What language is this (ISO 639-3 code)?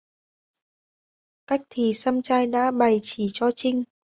vie